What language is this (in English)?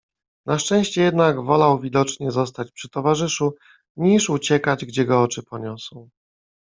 Polish